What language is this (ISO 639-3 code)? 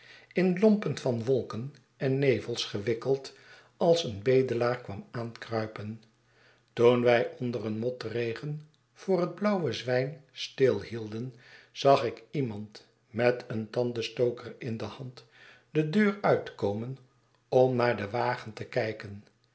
nld